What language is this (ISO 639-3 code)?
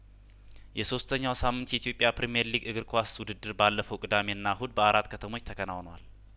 amh